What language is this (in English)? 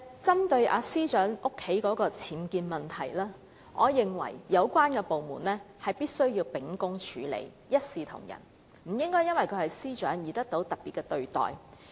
Cantonese